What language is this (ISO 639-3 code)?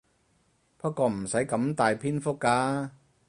yue